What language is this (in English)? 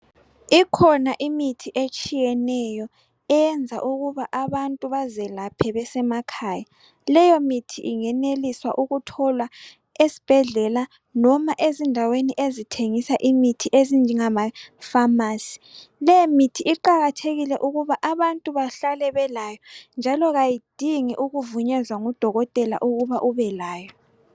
North Ndebele